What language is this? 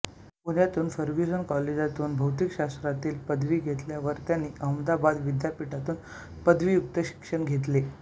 Marathi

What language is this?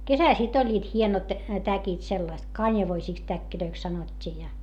Finnish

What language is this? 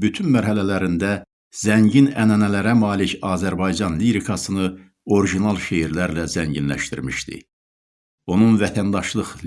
Turkish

